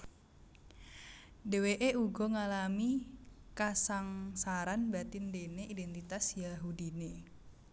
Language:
Javanese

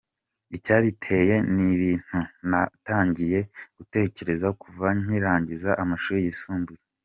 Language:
Kinyarwanda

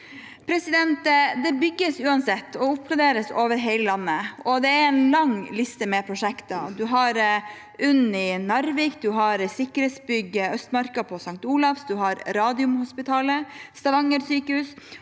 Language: Norwegian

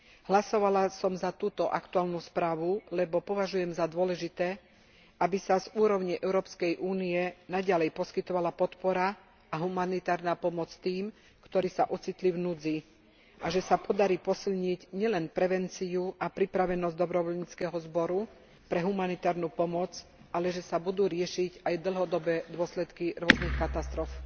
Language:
Slovak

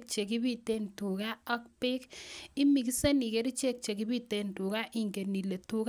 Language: Kalenjin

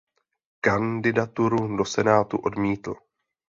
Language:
Czech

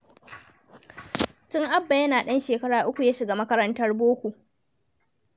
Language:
Hausa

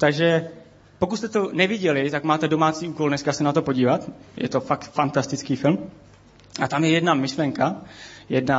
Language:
Czech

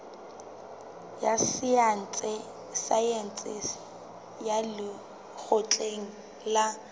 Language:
Southern Sotho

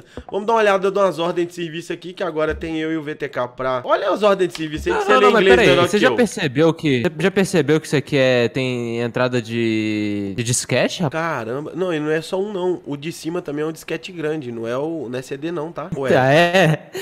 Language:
Portuguese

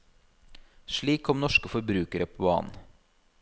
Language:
Norwegian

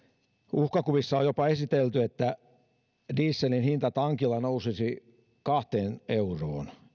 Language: Finnish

